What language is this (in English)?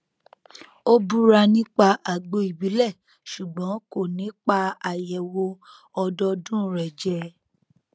Yoruba